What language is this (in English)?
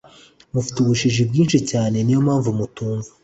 Kinyarwanda